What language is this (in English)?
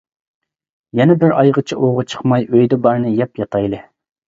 Uyghur